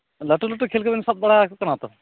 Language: Santali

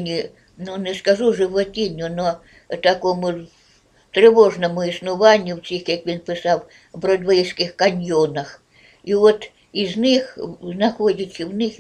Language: Ukrainian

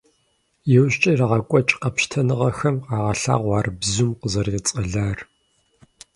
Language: Kabardian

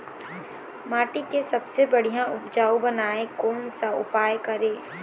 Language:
Chhattisgarhi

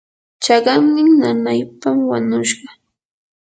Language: Yanahuanca Pasco Quechua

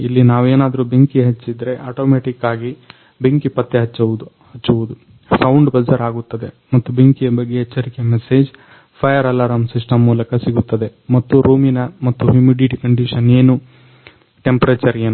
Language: Kannada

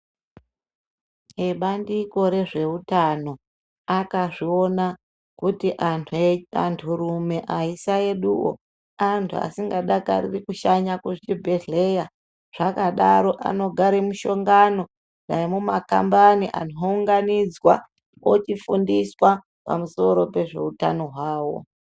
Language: Ndau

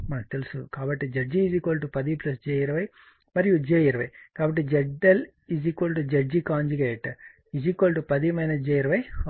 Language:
Telugu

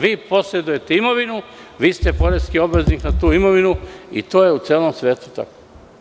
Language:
Serbian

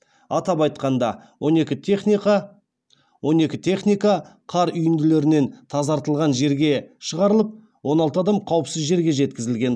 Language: Kazakh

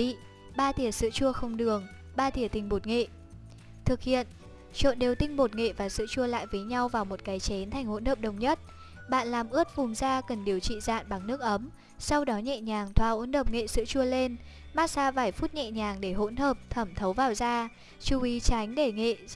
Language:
Vietnamese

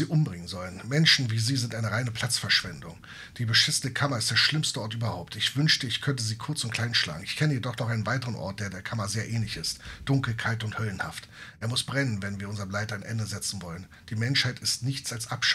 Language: German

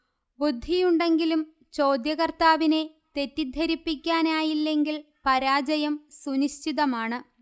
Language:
Malayalam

